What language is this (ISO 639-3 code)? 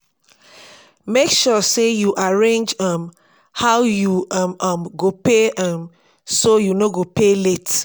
pcm